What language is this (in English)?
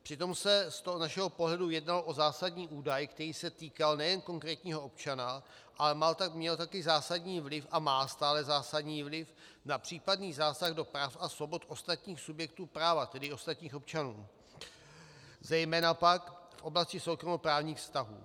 Czech